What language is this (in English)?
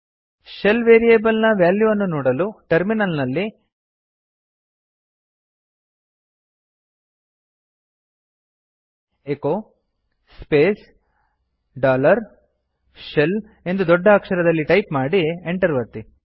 Kannada